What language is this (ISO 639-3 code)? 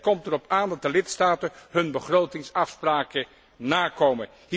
nld